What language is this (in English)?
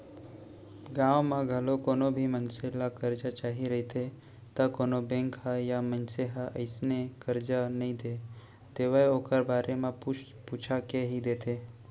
Chhattisgarhi